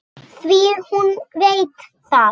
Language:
Icelandic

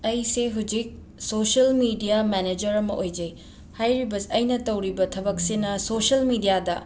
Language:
Manipuri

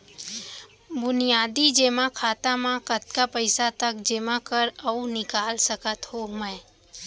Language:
Chhattisgarhi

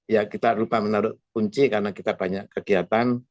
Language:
Indonesian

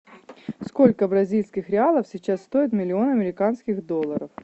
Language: Russian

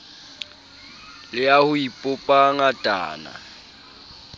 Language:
Southern Sotho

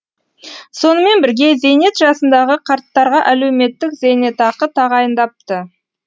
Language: Kazakh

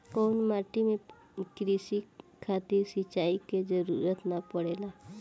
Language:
Bhojpuri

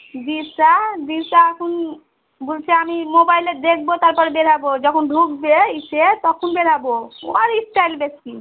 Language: Bangla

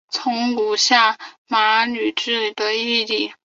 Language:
Chinese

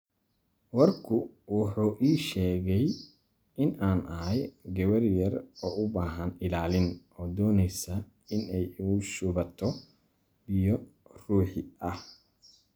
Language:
Somali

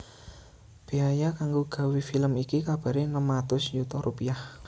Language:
Javanese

